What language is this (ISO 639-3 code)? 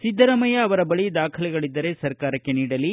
kan